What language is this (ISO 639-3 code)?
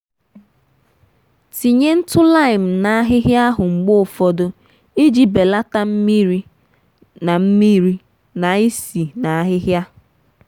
ibo